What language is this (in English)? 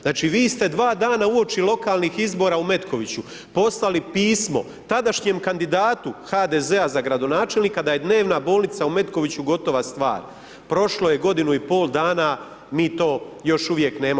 Croatian